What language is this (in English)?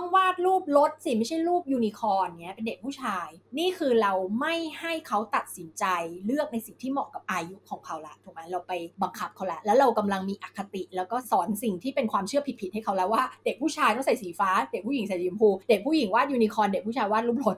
Thai